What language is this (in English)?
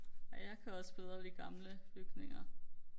Danish